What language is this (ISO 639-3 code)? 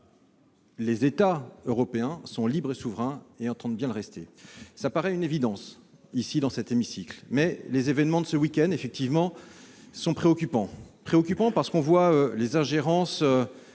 fra